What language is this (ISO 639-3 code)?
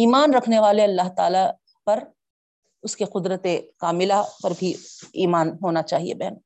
urd